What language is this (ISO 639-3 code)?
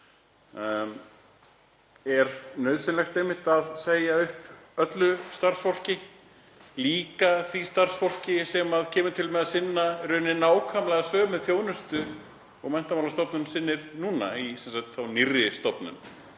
isl